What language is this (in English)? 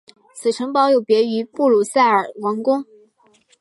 Chinese